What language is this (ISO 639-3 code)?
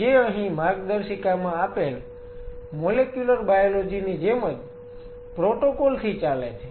guj